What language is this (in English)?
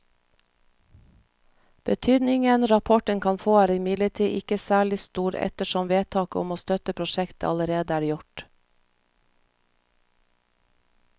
Norwegian